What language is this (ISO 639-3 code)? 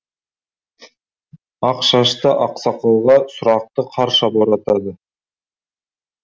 kaz